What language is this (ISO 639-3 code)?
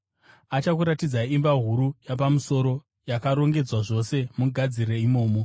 sna